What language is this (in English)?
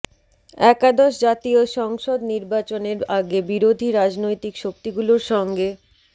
Bangla